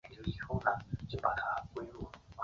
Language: Chinese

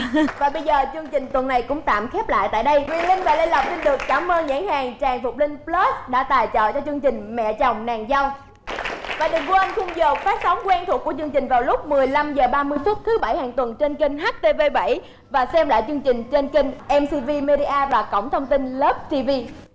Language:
Vietnamese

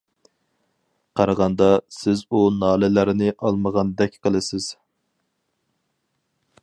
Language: Uyghur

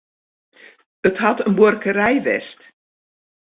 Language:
Western Frisian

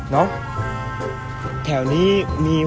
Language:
Thai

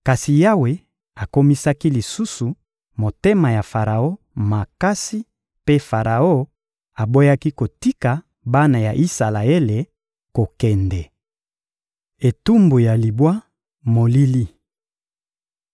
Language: Lingala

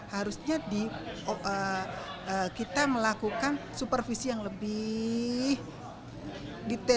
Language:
Indonesian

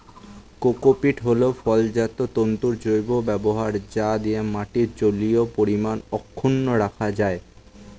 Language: Bangla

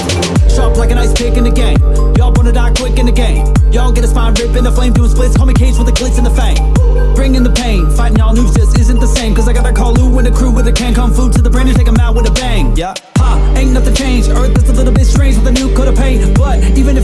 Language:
English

